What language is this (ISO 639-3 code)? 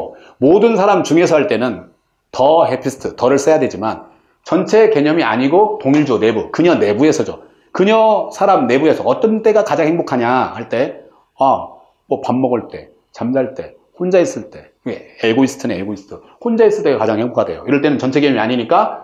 kor